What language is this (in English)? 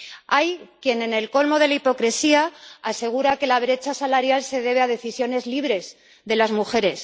Spanish